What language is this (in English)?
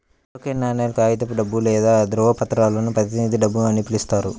Telugu